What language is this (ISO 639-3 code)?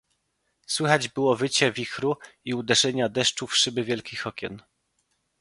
pol